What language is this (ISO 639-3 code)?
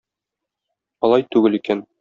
tat